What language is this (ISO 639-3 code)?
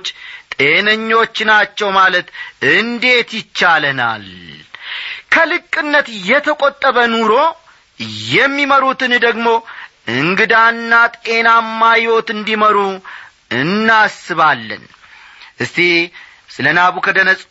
amh